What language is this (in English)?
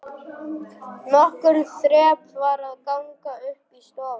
Icelandic